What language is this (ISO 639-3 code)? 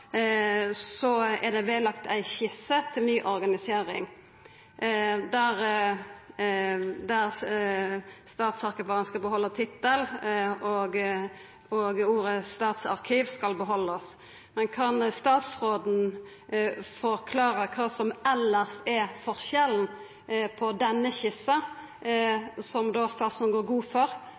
nno